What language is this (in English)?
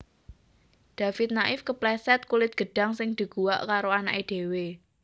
Javanese